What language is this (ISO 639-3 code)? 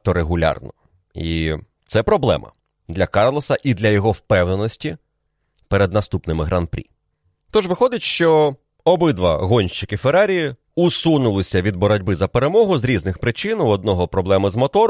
ukr